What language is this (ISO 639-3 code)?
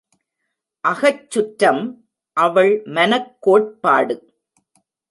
tam